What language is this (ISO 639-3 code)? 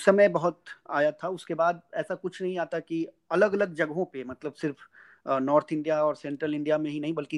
hin